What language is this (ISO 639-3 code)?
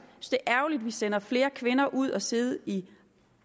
dan